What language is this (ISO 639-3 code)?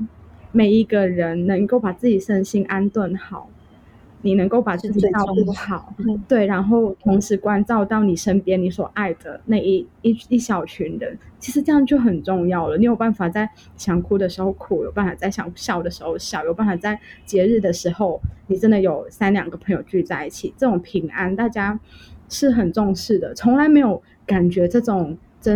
zho